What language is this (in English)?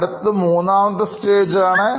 Malayalam